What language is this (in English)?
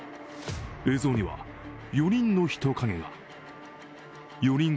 Japanese